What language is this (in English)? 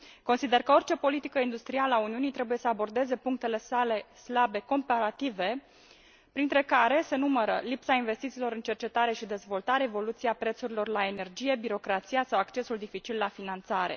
Romanian